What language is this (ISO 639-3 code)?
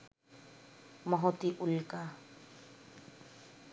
ben